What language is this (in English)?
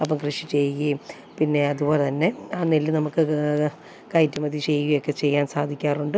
Malayalam